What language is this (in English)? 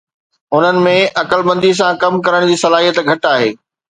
Sindhi